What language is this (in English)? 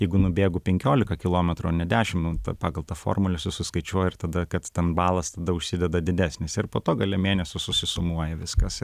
Lithuanian